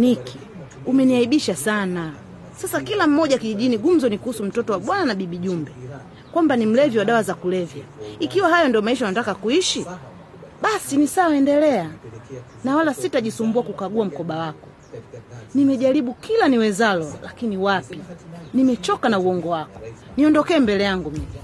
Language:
Swahili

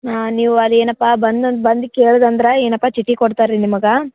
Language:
Kannada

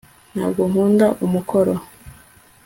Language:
Kinyarwanda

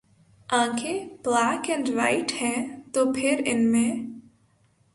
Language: Urdu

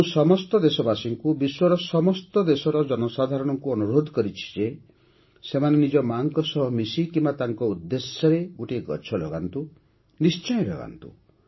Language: Odia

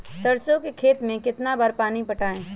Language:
Magahi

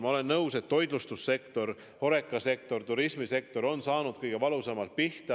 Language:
Estonian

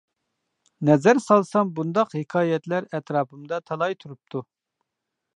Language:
Uyghur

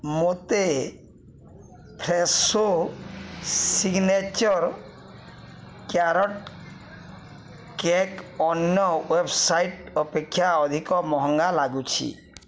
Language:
Odia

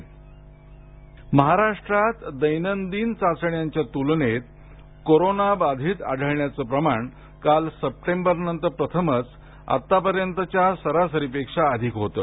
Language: Marathi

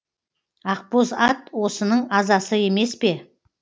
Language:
Kazakh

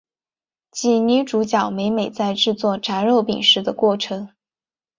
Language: Chinese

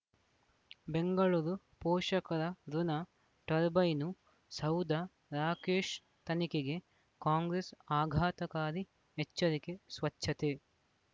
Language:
Kannada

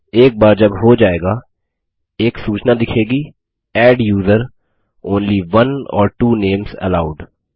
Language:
Hindi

